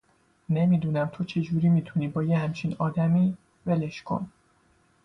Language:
Persian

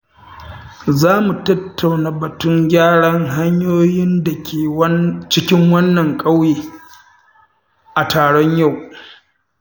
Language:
Hausa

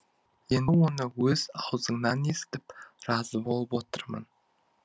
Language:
Kazakh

